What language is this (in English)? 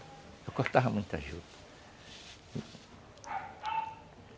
Portuguese